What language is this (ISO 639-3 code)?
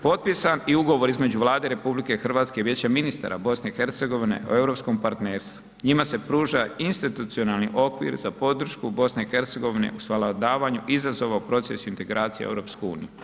hrv